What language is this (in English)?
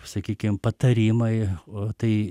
Lithuanian